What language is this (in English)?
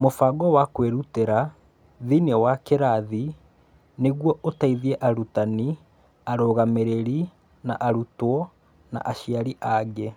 Kikuyu